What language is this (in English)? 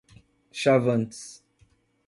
Portuguese